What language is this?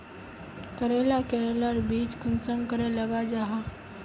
Magahi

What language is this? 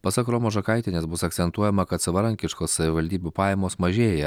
Lithuanian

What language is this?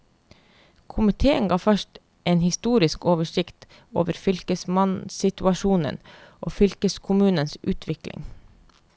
Norwegian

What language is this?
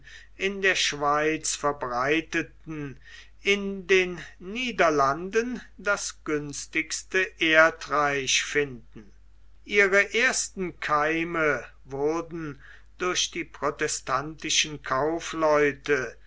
German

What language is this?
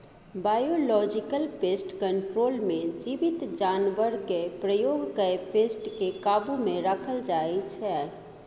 Maithili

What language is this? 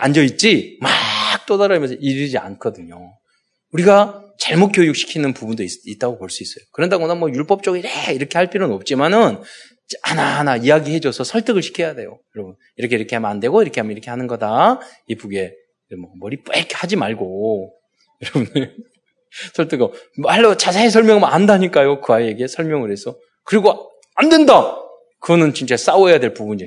Korean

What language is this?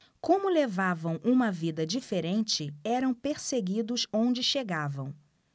Portuguese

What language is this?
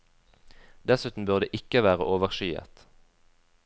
Norwegian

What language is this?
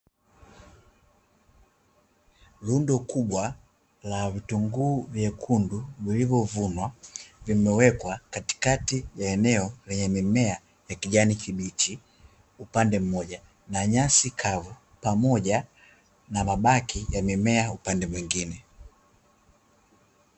Swahili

